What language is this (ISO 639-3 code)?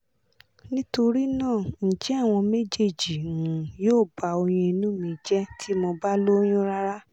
yor